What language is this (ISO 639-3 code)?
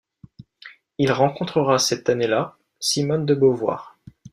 fra